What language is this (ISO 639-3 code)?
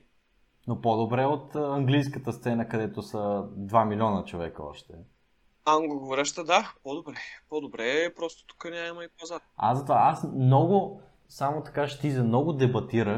bul